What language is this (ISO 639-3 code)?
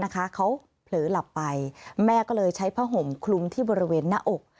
tha